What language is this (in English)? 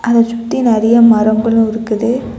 Tamil